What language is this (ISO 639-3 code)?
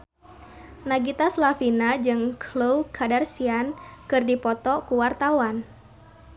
sun